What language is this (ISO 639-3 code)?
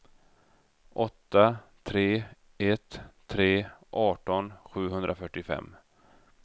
swe